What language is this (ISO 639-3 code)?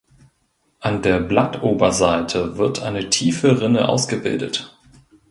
deu